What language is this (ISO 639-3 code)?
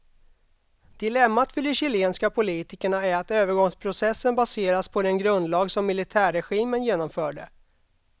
swe